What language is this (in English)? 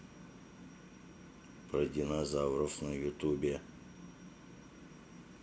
Russian